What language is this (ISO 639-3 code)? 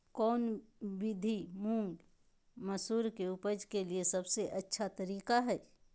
mag